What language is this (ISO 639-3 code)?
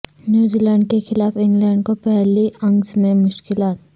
urd